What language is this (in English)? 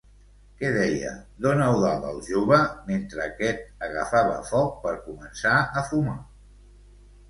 Catalan